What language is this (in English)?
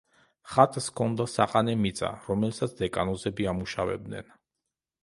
Georgian